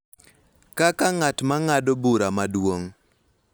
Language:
Luo (Kenya and Tanzania)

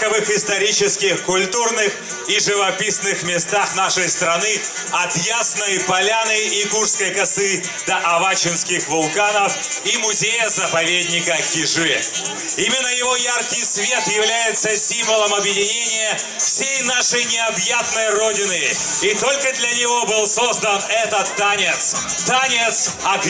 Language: Russian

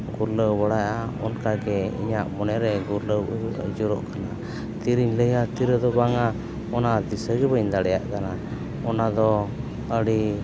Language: Santali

